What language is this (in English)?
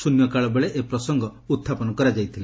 Odia